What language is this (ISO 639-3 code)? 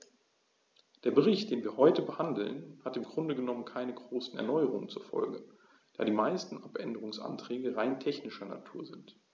deu